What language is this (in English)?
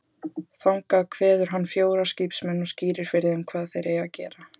Icelandic